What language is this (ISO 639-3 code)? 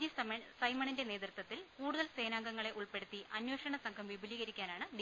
mal